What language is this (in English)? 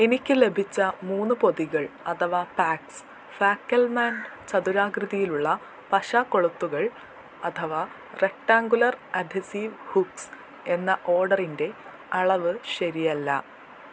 Malayalam